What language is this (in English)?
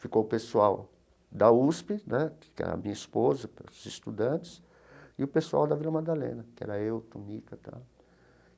Portuguese